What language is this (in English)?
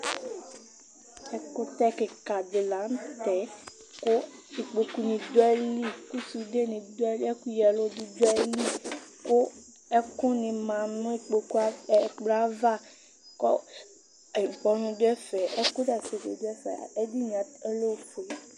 Ikposo